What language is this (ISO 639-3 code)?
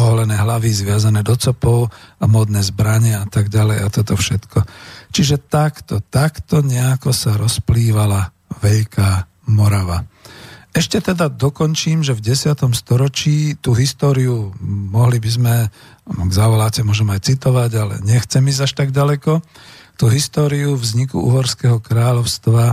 slk